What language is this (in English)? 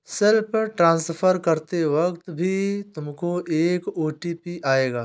Hindi